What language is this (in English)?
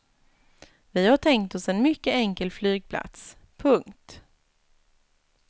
Swedish